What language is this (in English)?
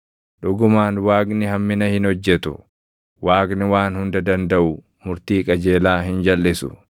Oromo